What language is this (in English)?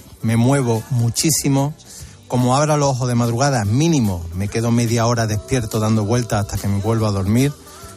Spanish